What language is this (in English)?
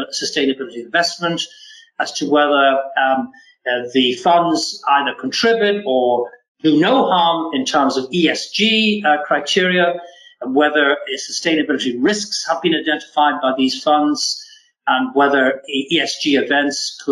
English